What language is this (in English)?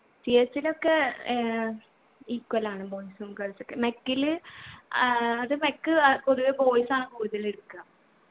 Malayalam